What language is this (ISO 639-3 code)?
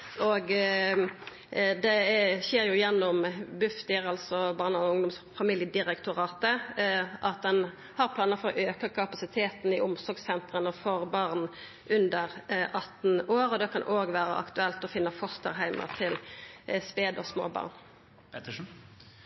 nno